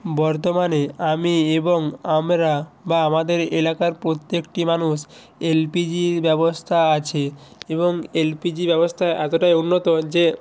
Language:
Bangla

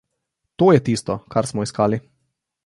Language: Slovenian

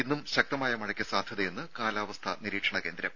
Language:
Malayalam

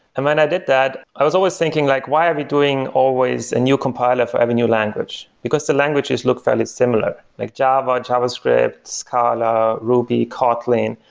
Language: English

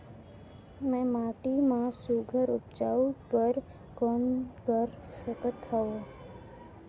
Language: Chhattisgarhi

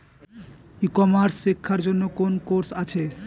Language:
Bangla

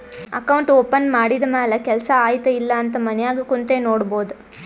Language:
Kannada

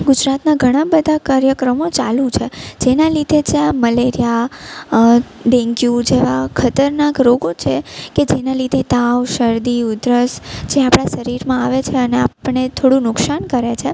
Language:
Gujarati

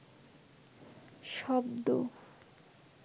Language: Bangla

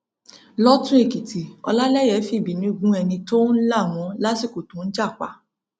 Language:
Yoruba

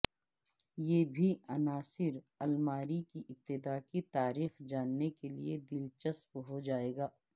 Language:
Urdu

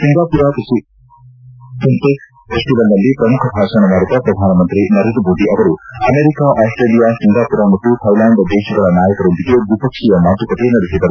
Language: Kannada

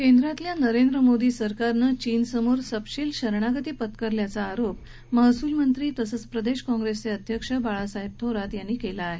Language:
Marathi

